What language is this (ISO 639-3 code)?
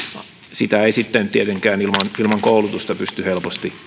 fin